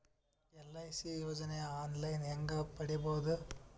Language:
Kannada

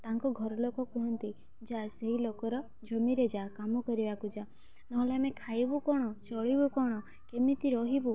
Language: Odia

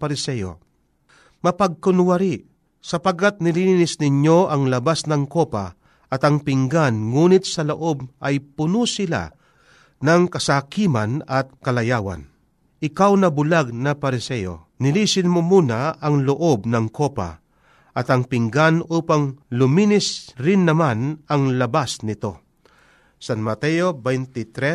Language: Filipino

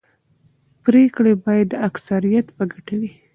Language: Pashto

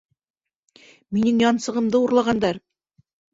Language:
Bashkir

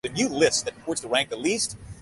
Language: Bangla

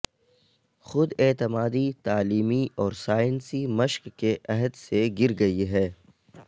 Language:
Urdu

